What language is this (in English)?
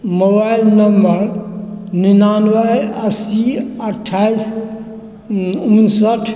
Maithili